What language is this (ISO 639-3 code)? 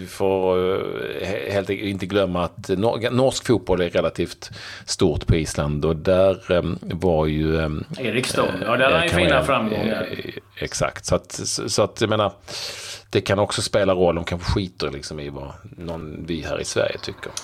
swe